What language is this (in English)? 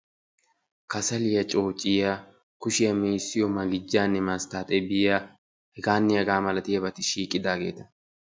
Wolaytta